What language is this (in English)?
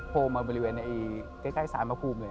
Thai